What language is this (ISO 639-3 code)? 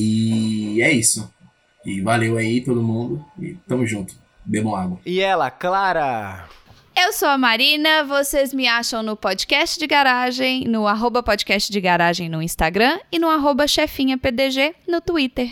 por